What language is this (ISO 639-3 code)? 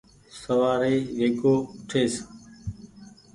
gig